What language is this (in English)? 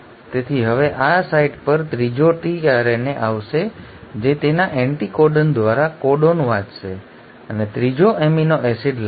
Gujarati